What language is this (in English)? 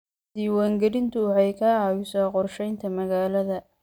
Somali